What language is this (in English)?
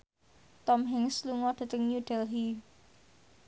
Javanese